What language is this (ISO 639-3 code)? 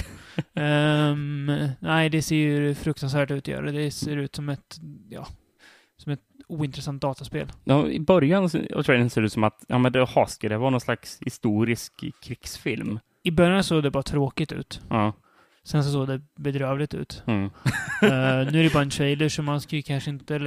swe